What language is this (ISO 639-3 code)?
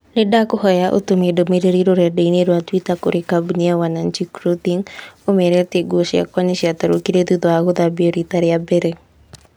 kik